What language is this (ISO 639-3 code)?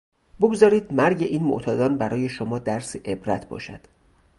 fas